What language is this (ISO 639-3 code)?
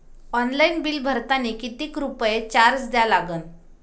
mar